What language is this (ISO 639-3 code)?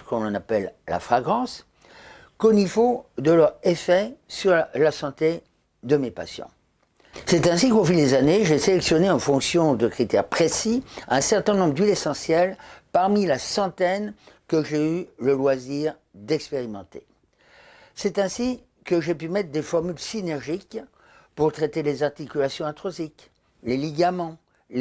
fra